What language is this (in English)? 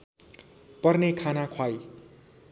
Nepali